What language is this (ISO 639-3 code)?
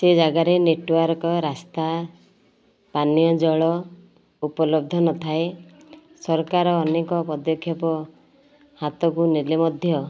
ori